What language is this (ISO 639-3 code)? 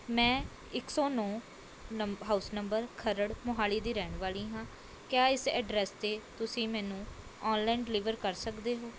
pan